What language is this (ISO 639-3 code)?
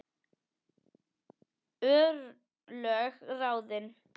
isl